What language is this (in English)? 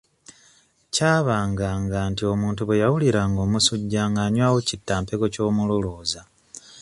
Ganda